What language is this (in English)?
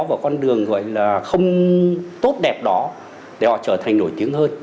Vietnamese